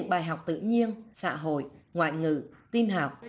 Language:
Vietnamese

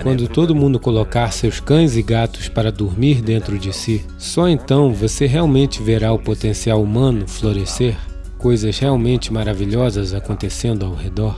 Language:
Portuguese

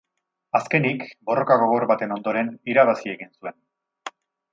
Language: Basque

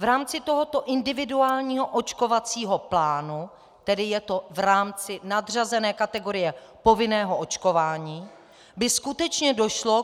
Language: Czech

